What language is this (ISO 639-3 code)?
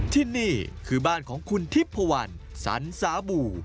tha